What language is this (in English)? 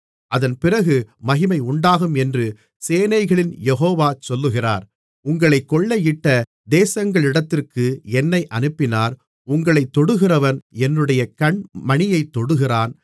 Tamil